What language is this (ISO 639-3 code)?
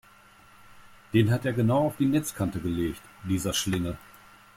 deu